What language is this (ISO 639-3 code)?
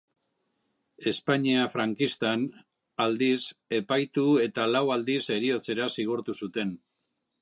eus